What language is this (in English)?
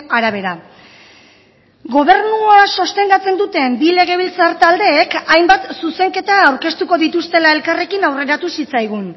Basque